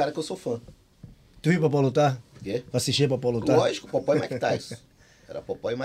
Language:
Portuguese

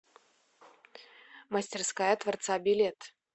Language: Russian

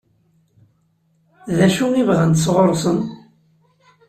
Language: Kabyle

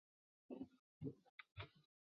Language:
Chinese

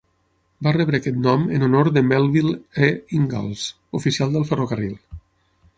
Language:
Catalan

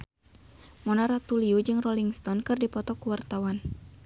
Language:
Sundanese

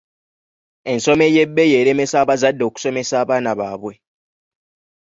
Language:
Ganda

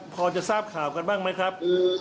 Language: Thai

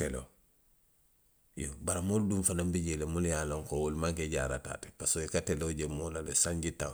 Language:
Western Maninkakan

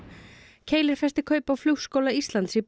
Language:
Icelandic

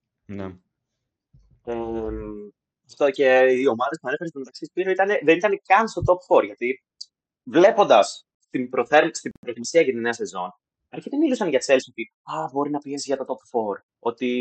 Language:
Greek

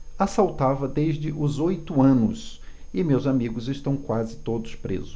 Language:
Portuguese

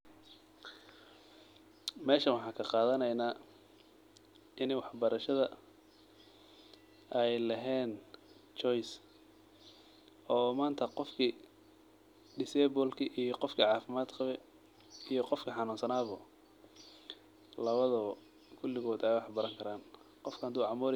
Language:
Somali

